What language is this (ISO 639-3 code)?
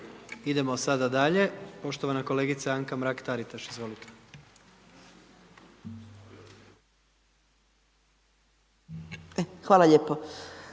hrv